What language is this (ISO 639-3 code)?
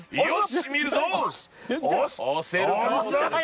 jpn